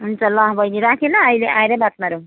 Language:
Nepali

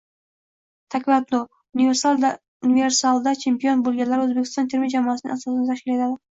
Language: Uzbek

